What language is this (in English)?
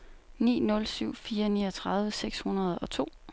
Danish